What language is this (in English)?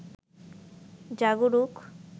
Bangla